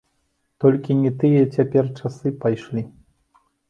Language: Belarusian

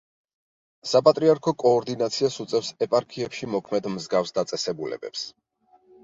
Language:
Georgian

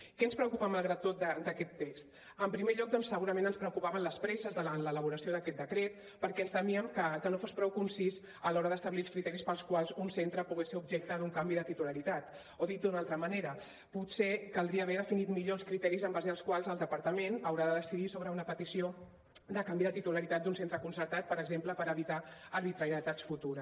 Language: Catalan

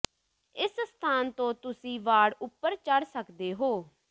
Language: Punjabi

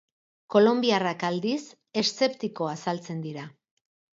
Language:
Basque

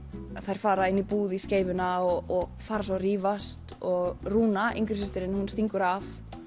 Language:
Icelandic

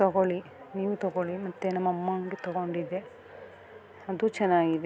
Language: Kannada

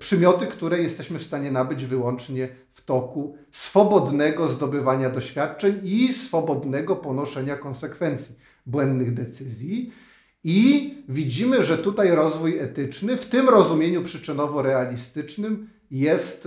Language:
Polish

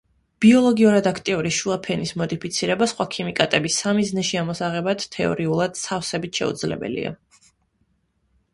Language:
Georgian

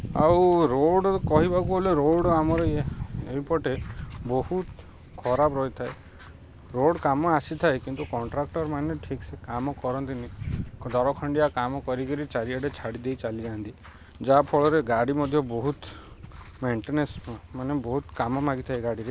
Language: Odia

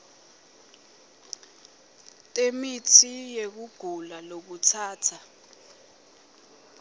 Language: Swati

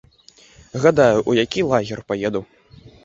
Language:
Belarusian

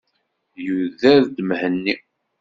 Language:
Kabyle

